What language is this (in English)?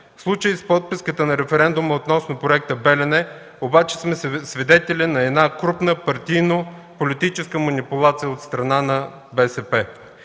Bulgarian